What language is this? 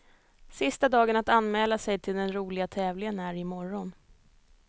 Swedish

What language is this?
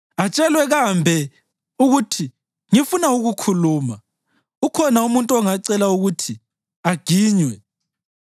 North Ndebele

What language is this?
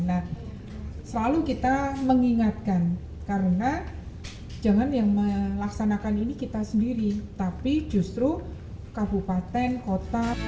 Indonesian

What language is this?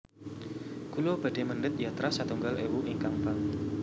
Javanese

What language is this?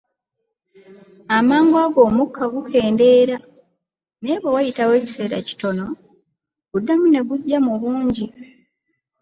Ganda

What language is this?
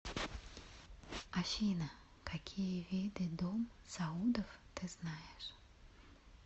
Russian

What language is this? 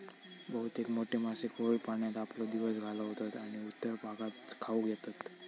Marathi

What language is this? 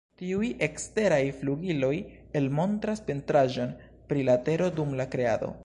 Esperanto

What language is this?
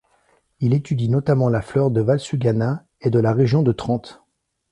French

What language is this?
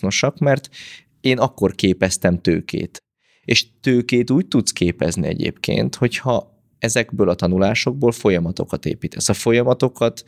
Hungarian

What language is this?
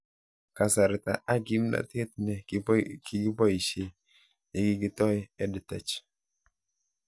Kalenjin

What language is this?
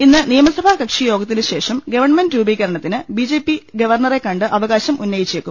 Malayalam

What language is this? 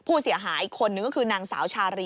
Thai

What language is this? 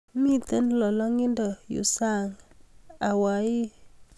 Kalenjin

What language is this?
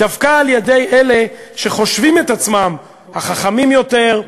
Hebrew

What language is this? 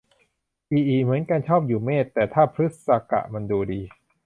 Thai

